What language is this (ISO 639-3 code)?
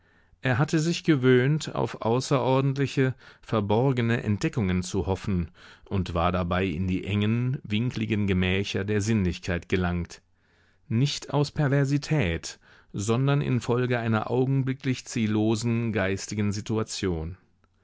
deu